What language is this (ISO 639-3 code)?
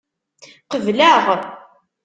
kab